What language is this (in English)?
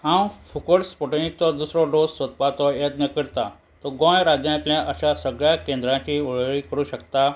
Konkani